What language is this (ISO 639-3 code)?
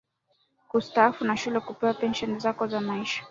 swa